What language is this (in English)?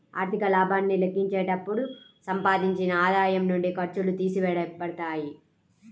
Telugu